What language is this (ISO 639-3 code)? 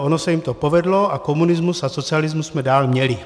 ces